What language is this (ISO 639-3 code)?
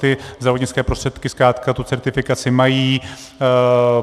ces